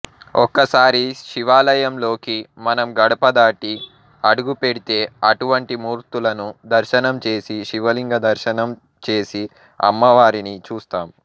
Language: Telugu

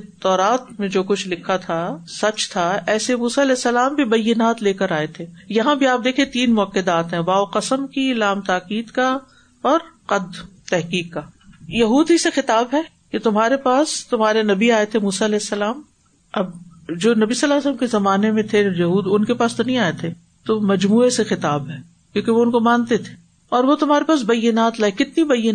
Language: Urdu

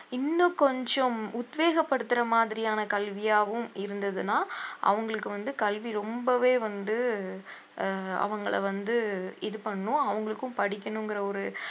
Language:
Tamil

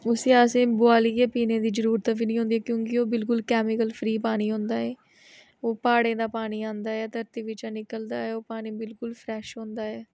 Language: Dogri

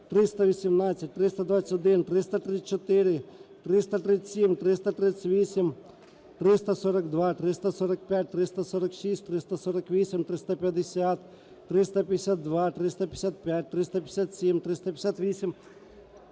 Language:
Ukrainian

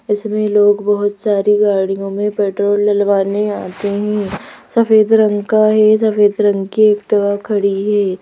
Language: Hindi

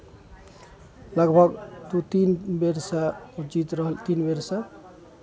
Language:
Maithili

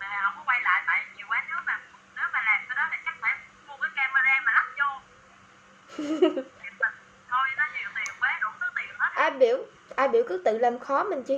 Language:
Vietnamese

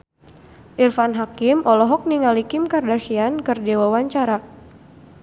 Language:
Sundanese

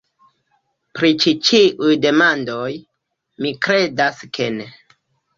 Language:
Esperanto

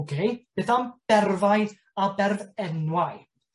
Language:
Welsh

